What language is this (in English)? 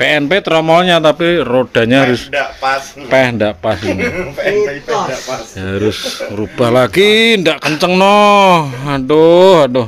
Indonesian